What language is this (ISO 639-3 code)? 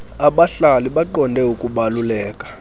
xho